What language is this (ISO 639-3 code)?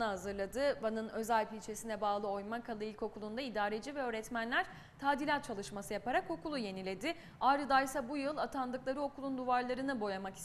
tur